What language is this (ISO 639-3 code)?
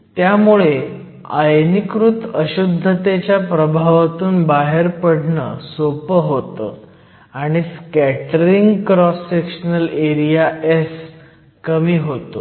mar